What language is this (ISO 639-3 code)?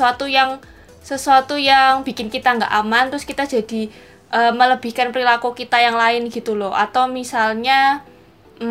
ind